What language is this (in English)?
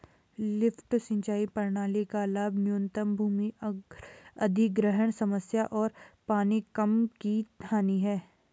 Hindi